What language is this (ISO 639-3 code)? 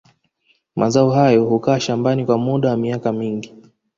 swa